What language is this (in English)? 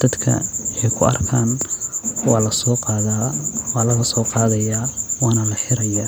Somali